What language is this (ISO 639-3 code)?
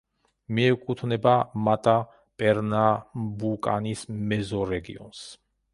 kat